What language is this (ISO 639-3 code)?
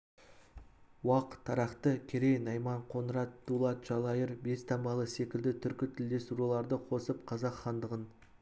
kaz